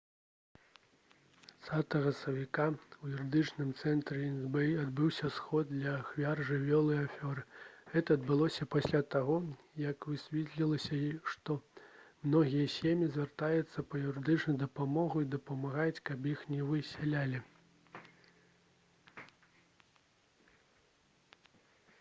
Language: Belarusian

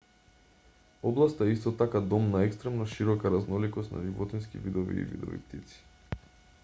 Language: Macedonian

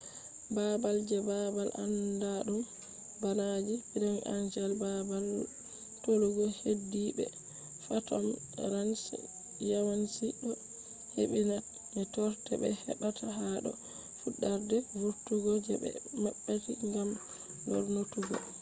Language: Fula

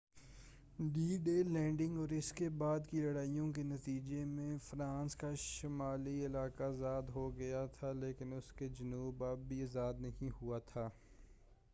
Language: Urdu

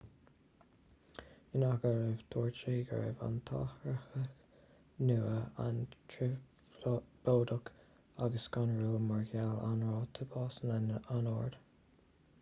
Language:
Irish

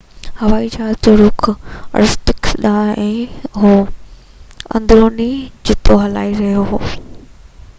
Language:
Sindhi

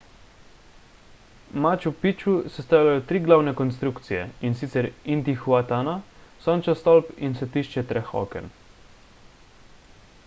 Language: Slovenian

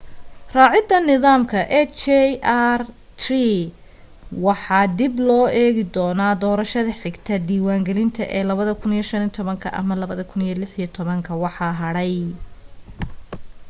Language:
Somali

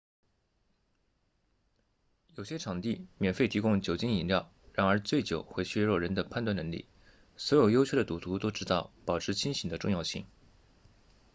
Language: Chinese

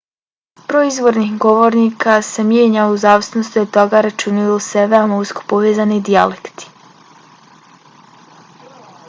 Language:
Bosnian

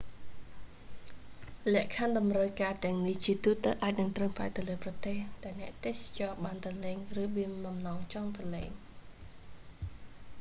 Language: Khmer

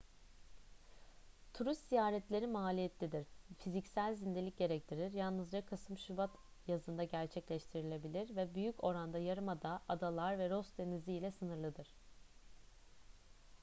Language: Turkish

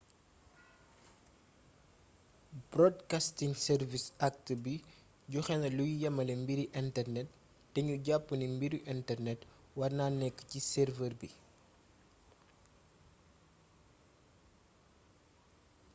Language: Wolof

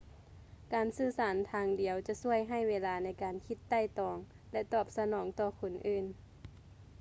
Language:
Lao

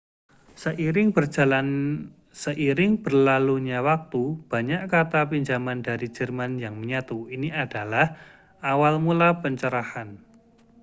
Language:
Indonesian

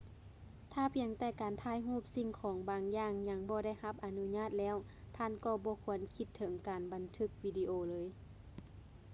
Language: Lao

